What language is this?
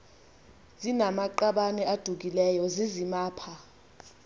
Xhosa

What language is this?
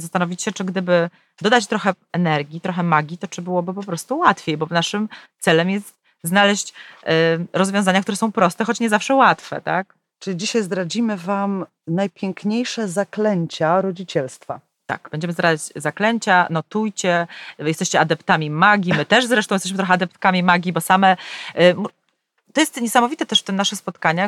Polish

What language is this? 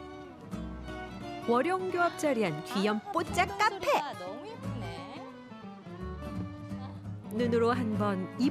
Korean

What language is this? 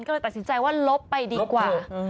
Thai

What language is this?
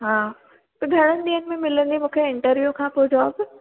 Sindhi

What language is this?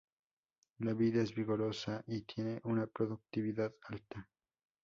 Spanish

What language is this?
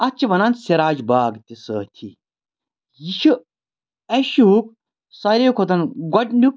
Kashmiri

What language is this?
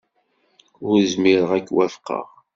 Kabyle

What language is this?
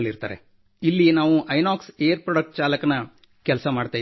Kannada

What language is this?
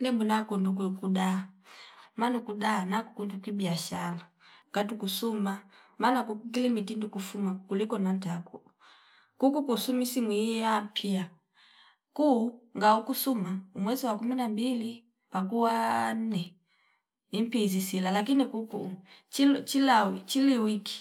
Fipa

